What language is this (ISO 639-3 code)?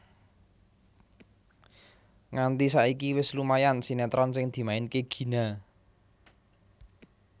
jav